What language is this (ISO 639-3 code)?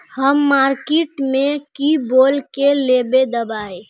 mag